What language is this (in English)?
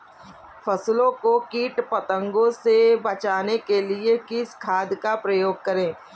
Hindi